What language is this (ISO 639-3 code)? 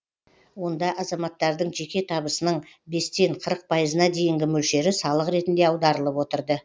kaz